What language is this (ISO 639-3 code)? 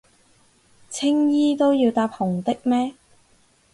yue